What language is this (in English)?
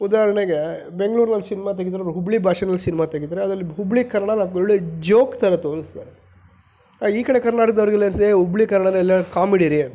Kannada